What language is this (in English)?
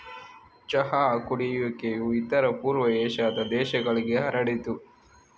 Kannada